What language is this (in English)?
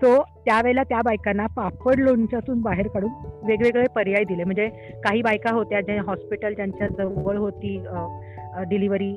Marathi